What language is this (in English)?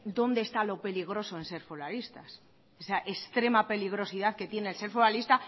Spanish